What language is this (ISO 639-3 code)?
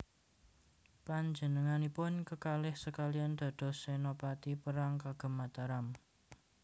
jav